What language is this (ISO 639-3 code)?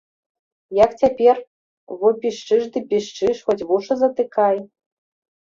bel